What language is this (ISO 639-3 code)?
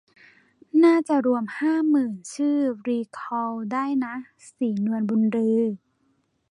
tha